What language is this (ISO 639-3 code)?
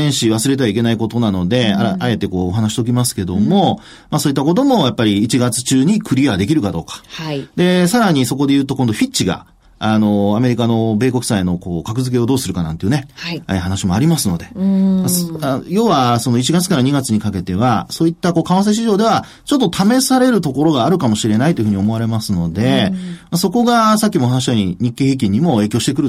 jpn